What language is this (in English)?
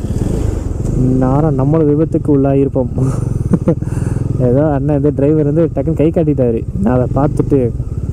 Arabic